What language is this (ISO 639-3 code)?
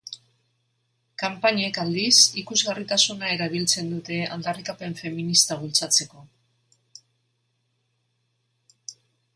eus